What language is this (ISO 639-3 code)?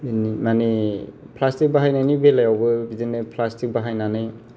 brx